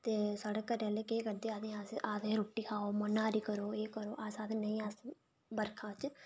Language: Dogri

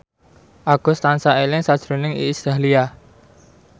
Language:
Javanese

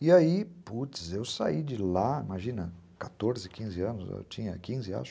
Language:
Portuguese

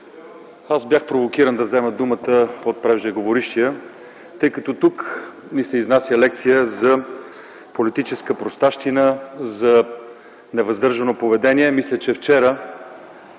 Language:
Bulgarian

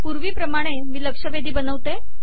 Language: Marathi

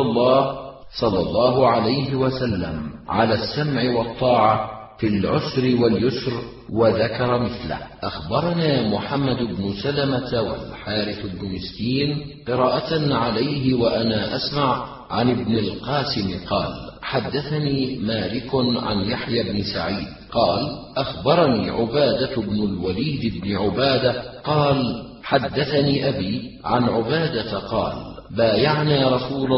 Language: Arabic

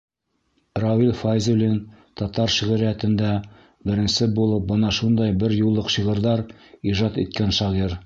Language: Bashkir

